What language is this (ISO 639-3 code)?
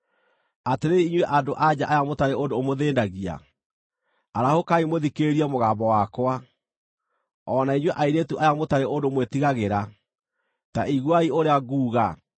kik